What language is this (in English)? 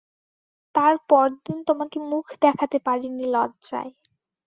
Bangla